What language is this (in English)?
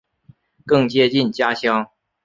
Chinese